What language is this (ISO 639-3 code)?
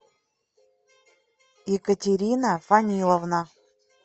rus